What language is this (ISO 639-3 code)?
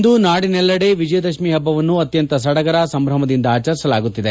kan